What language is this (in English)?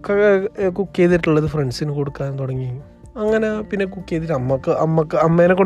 Malayalam